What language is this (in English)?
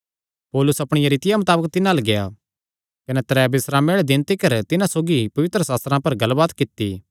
Kangri